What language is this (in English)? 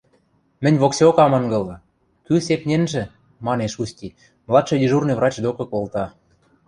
Western Mari